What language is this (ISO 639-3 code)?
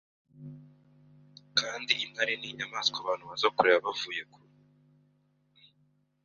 kin